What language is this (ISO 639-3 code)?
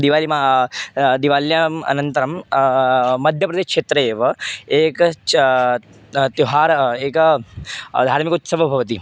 san